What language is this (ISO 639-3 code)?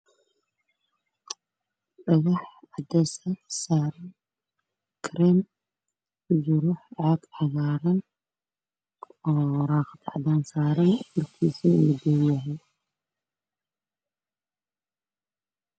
som